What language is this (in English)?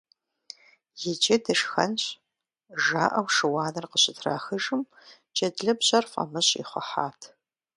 Kabardian